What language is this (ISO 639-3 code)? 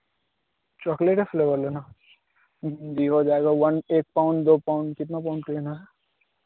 hin